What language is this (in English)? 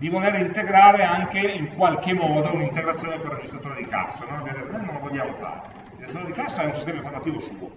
Italian